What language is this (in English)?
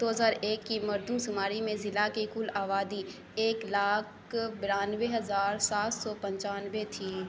Urdu